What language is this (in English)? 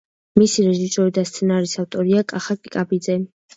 Georgian